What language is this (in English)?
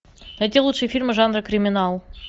Russian